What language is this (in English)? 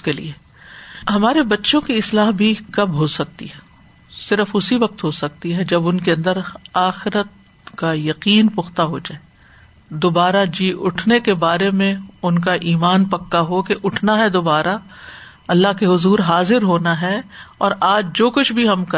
Urdu